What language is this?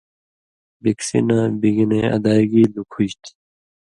Indus Kohistani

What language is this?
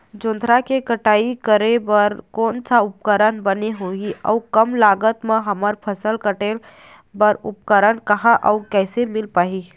Chhattisgarhi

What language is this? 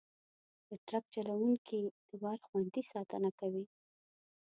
Pashto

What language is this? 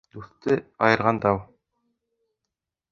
Bashkir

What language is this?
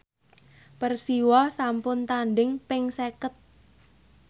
Javanese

